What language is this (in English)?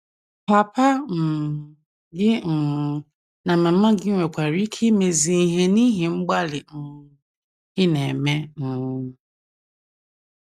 Igbo